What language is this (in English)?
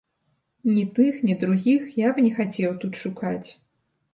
Belarusian